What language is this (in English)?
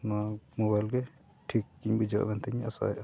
Santali